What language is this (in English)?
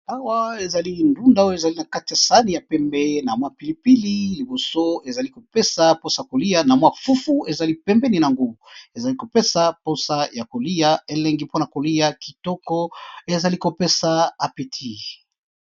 Lingala